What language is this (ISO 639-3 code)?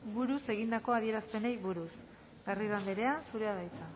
eus